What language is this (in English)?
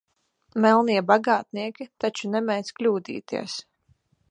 Latvian